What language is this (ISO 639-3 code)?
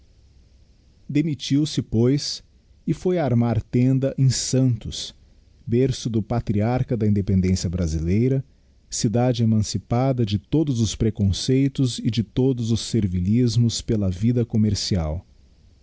por